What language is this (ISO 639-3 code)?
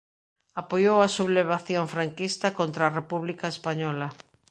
glg